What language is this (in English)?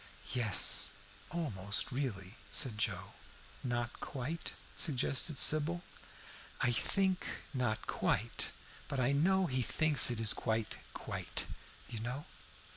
English